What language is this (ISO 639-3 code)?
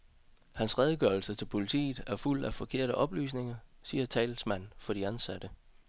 dan